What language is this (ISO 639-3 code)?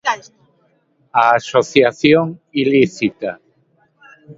glg